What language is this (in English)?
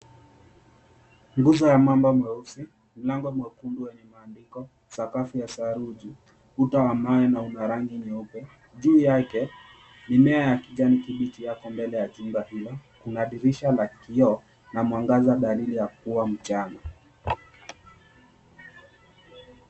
Swahili